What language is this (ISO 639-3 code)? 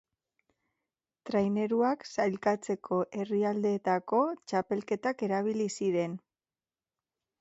eus